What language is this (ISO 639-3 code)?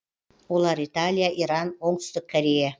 kaz